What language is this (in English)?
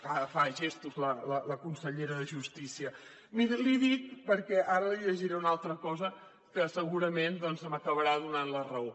Catalan